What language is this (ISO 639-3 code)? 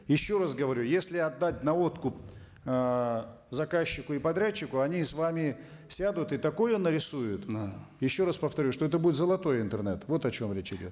kaz